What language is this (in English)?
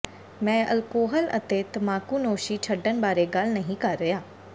Punjabi